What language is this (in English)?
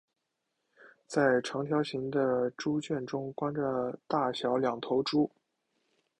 Chinese